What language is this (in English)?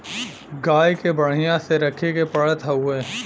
Bhojpuri